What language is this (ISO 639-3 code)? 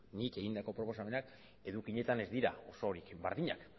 eus